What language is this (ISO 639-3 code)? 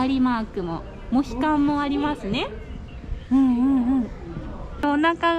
jpn